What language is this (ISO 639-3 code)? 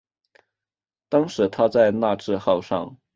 zho